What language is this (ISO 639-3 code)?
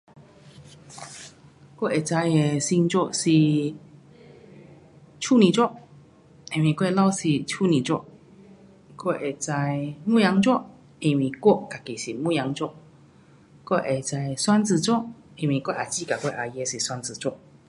cpx